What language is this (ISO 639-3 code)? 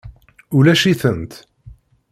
kab